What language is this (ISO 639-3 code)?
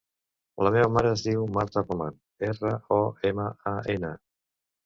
cat